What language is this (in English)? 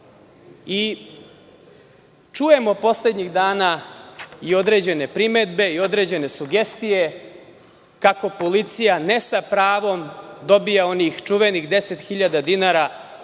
Serbian